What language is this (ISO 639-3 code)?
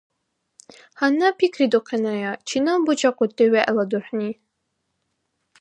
dar